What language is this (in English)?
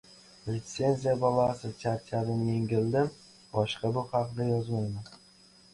Uzbek